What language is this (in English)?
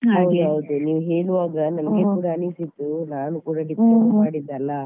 Kannada